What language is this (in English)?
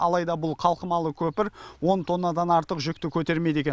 Kazakh